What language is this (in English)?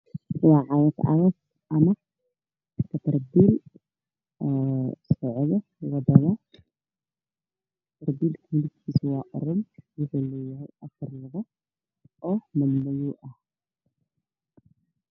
Somali